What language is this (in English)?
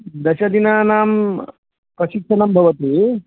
Sanskrit